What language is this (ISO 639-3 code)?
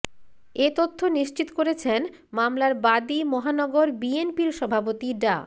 ben